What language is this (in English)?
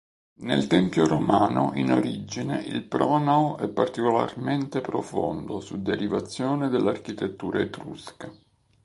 Italian